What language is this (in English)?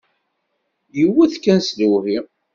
Kabyle